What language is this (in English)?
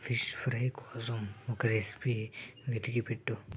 Telugu